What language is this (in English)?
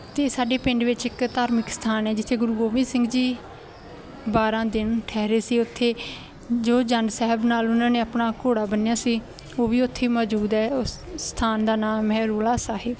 Punjabi